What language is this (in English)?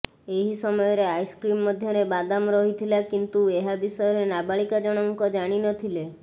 Odia